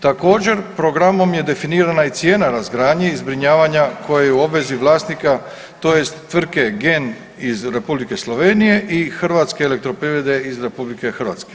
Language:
Croatian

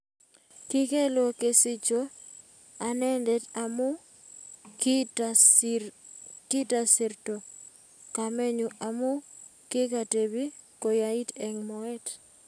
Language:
Kalenjin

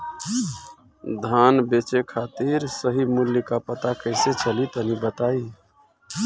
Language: Bhojpuri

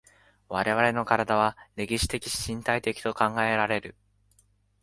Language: Japanese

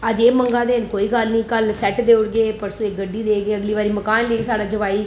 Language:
Dogri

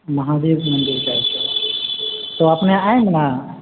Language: Maithili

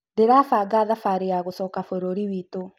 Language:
Kikuyu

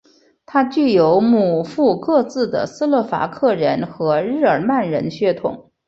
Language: Chinese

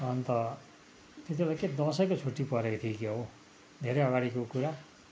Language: Nepali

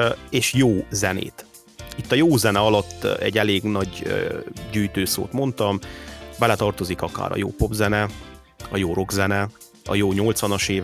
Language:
Hungarian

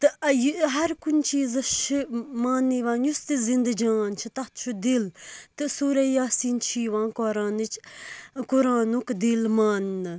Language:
Kashmiri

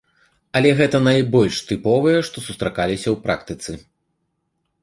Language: Belarusian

